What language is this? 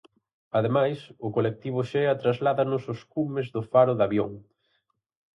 Galician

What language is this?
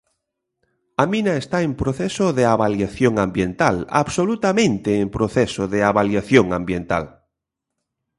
Galician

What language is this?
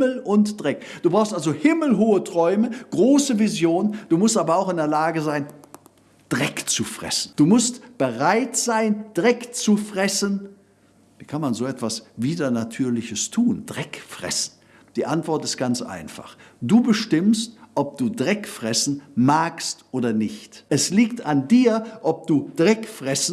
German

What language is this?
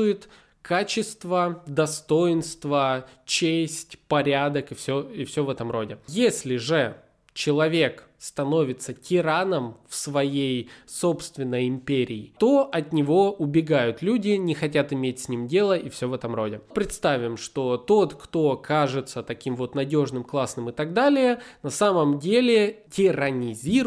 Russian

